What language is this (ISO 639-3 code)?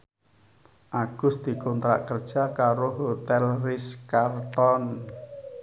jav